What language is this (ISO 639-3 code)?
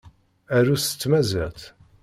kab